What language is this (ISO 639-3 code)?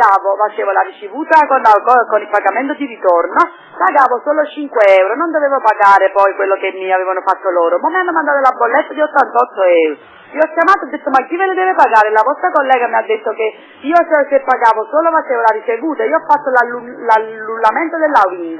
ita